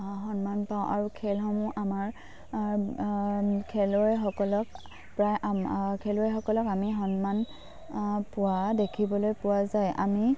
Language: Assamese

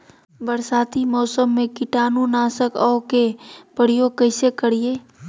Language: Magahi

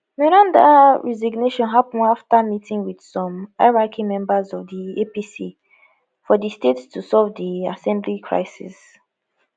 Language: Nigerian Pidgin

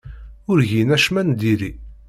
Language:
Kabyle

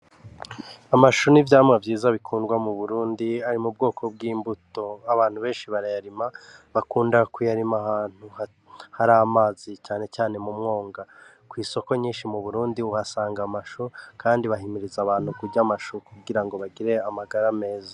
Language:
Rundi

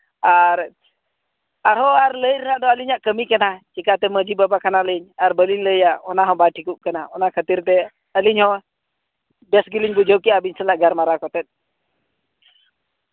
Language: Santali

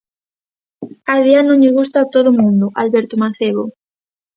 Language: Galician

